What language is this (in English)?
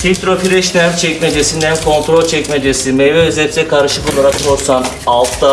Turkish